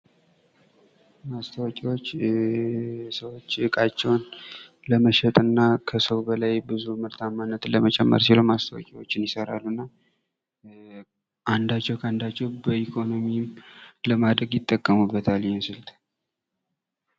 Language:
Amharic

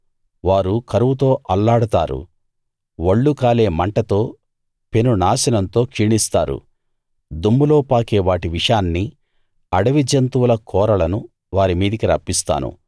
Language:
Telugu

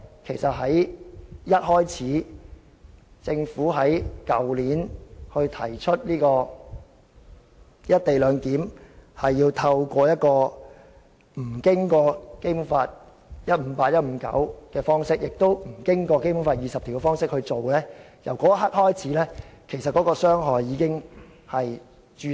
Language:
Cantonese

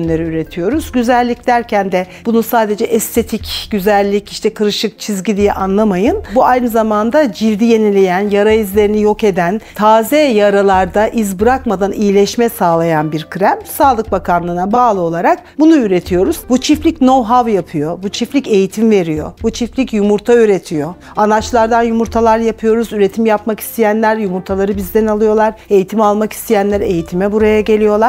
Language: Turkish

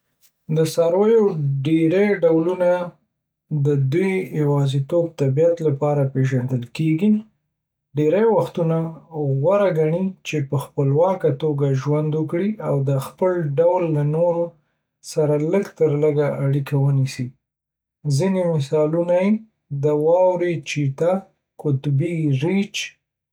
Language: Pashto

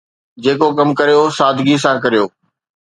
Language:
Sindhi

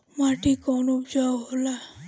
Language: Bhojpuri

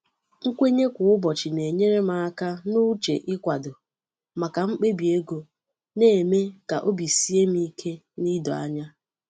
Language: Igbo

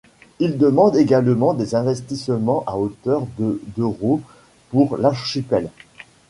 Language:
French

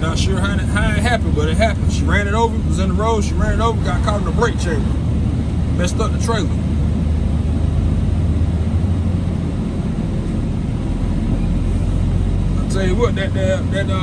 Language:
English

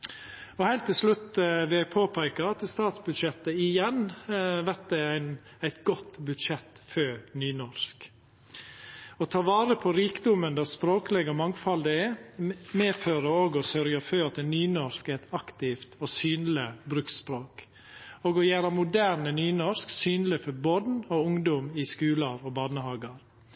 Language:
Norwegian Nynorsk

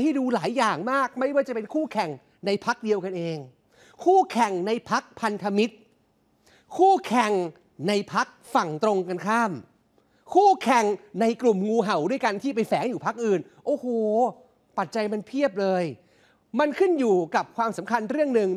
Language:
Thai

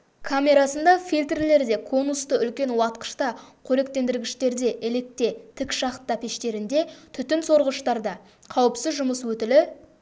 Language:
Kazakh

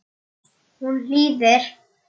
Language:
Icelandic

